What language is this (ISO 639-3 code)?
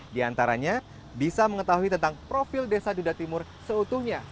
ind